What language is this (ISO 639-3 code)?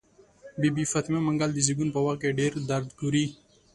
pus